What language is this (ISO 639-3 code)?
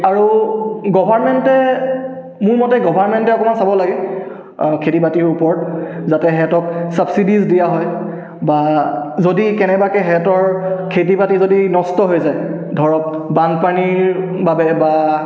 asm